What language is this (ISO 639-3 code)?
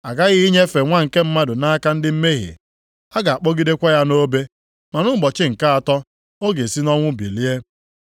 ibo